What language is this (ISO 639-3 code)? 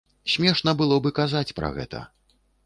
bel